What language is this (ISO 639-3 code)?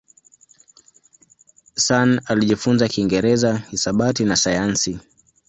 swa